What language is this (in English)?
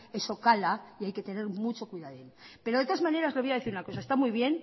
Spanish